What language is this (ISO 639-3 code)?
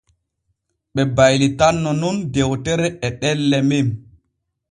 fue